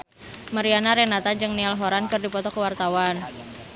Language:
Sundanese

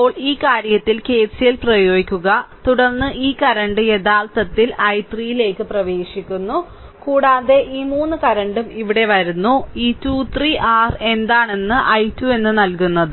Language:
Malayalam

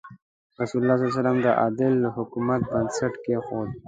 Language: Pashto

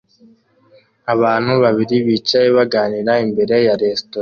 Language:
Kinyarwanda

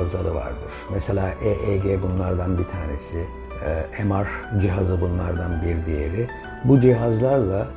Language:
Turkish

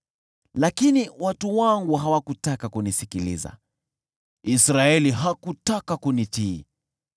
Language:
Swahili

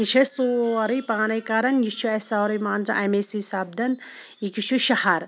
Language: Kashmiri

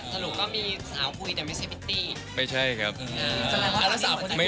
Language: Thai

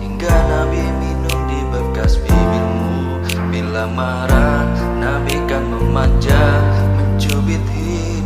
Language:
Indonesian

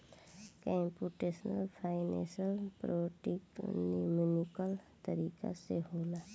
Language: Bhojpuri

